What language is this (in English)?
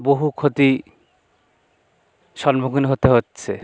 Bangla